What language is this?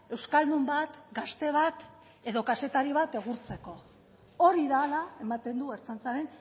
Basque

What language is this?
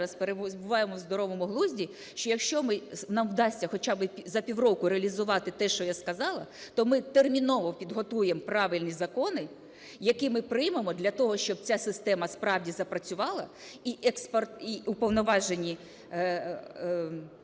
Ukrainian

